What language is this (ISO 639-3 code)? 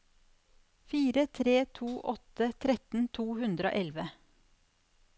nor